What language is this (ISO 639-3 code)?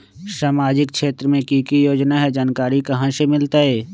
mag